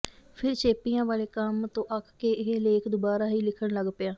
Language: Punjabi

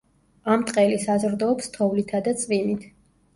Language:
Georgian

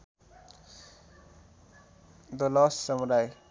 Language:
Nepali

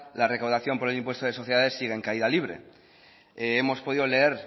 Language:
Spanish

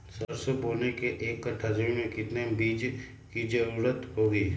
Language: Magahi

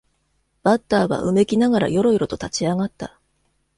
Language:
Japanese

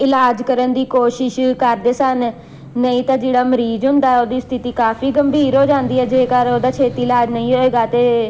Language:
Punjabi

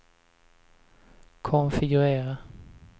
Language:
Swedish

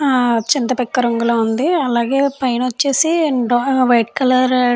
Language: Telugu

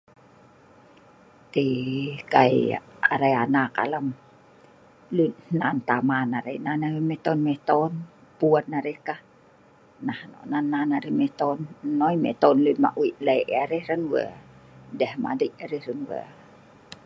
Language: Sa'ban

